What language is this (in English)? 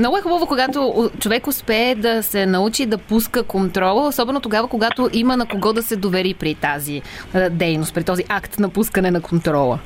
Bulgarian